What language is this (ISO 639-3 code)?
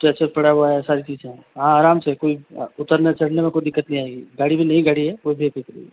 hin